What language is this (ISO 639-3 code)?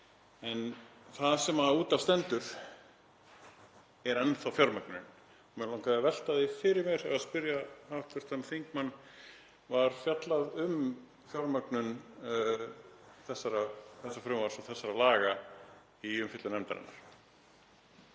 isl